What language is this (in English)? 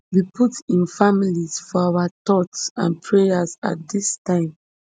Nigerian Pidgin